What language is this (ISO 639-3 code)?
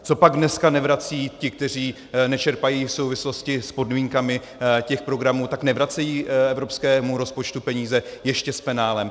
ces